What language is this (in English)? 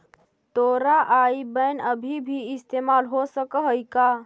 Magahi